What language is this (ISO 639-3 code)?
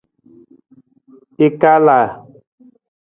nmz